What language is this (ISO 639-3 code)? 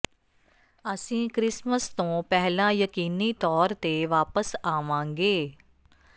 pan